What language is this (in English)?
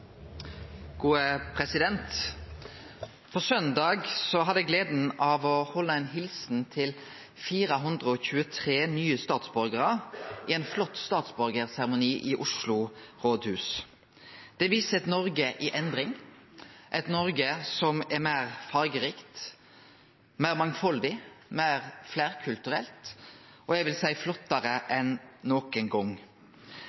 Norwegian Nynorsk